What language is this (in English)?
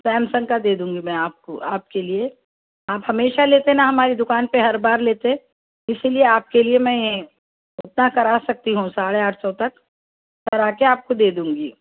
Urdu